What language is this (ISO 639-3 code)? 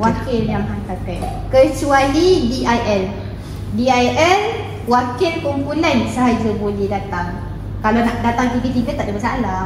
msa